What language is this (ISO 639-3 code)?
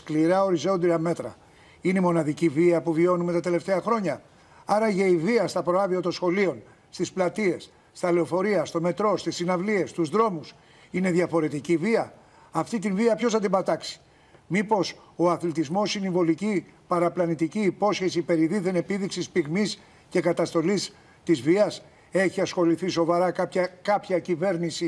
ell